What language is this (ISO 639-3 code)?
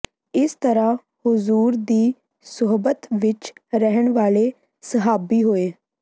pan